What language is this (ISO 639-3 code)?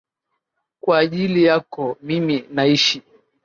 swa